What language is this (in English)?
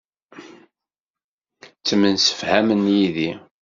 Kabyle